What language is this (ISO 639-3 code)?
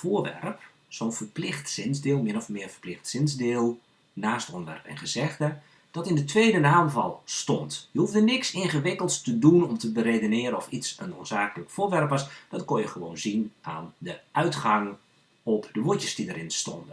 nld